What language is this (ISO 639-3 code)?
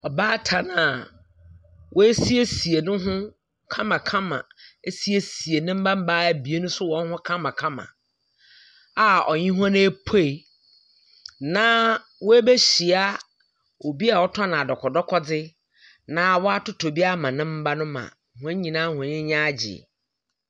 aka